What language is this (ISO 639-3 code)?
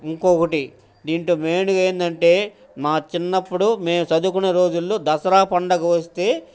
tel